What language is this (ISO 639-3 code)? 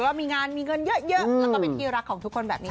tha